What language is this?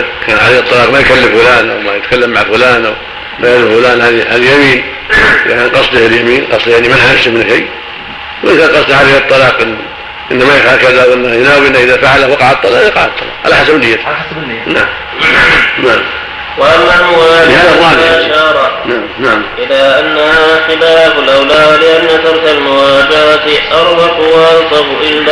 Arabic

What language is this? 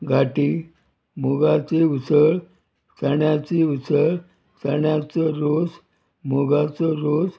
Konkani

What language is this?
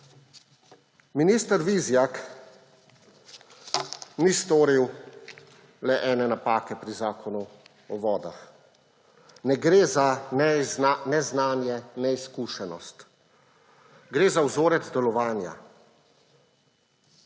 Slovenian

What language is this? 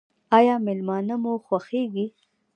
Pashto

